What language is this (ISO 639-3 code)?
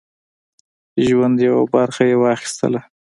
pus